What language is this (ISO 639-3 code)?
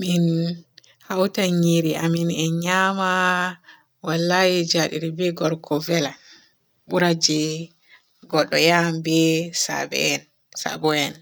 fue